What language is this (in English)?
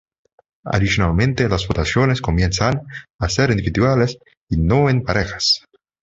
Spanish